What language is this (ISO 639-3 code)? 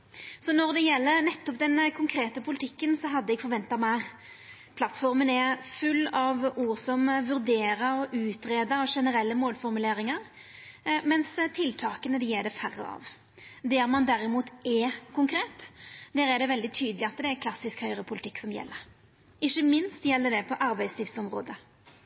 nno